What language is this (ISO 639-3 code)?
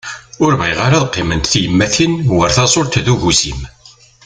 kab